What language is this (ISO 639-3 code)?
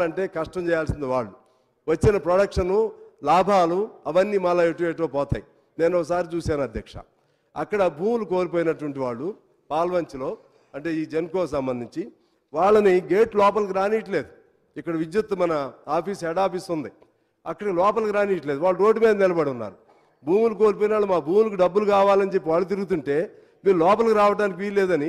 tel